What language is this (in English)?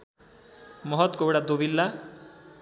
Nepali